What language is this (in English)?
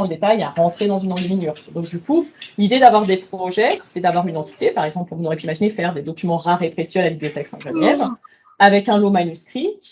French